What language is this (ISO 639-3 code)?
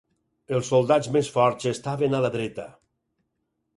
cat